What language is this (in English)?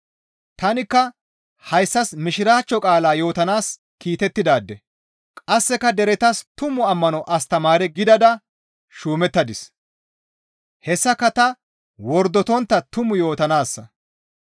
Gamo